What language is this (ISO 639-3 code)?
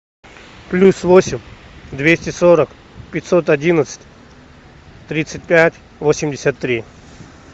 rus